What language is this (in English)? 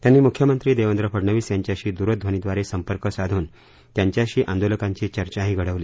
Marathi